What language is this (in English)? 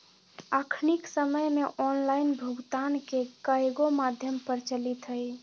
Magahi